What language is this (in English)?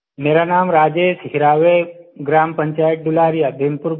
Hindi